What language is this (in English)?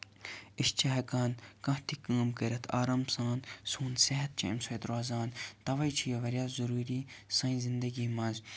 Kashmiri